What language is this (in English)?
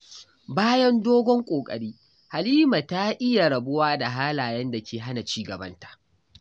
Hausa